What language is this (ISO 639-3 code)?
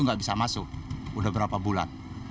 ind